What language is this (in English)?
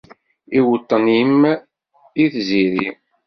Kabyle